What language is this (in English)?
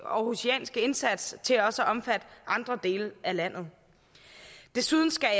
Danish